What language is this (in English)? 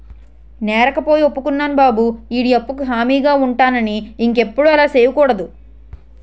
Telugu